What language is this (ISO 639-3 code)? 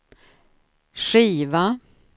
swe